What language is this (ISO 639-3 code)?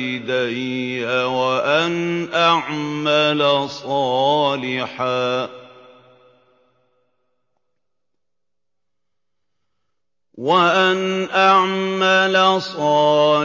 ara